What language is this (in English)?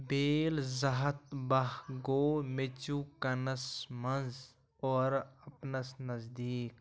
Kashmiri